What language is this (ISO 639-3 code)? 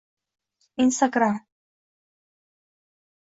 uzb